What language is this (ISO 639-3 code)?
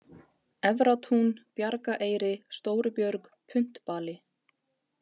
isl